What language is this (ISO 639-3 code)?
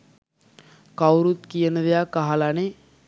sin